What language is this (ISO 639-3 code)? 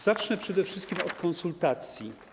pol